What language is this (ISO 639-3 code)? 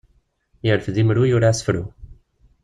kab